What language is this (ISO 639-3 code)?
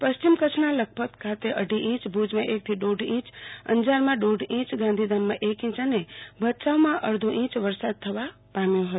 guj